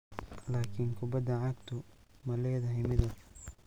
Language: Somali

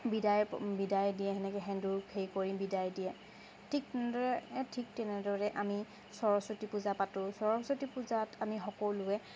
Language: Assamese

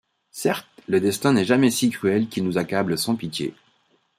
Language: French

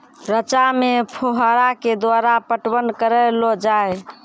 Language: Maithili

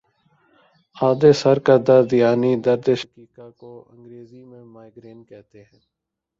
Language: Urdu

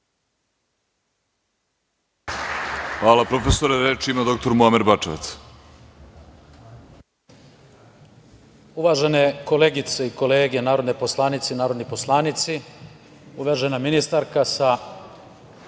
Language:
Serbian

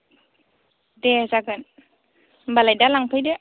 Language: Bodo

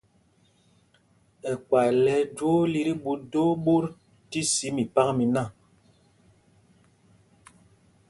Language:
Mpumpong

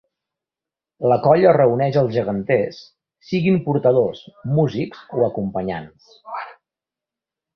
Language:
Catalan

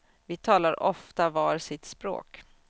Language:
Swedish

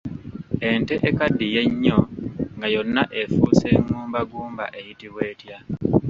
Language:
Ganda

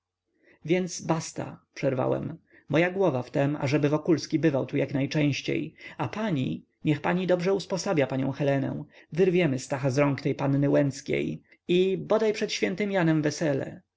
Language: Polish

